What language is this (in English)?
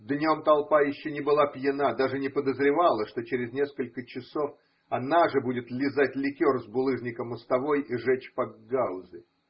Russian